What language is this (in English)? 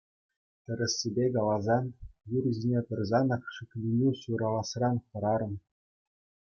Chuvash